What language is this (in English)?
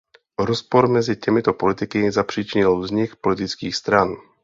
Czech